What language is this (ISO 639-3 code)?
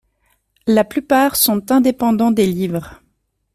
fra